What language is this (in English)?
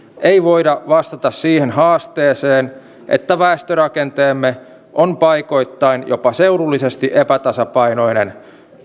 Finnish